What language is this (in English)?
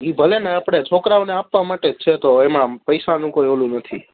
Gujarati